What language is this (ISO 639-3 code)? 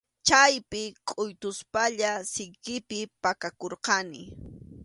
qxu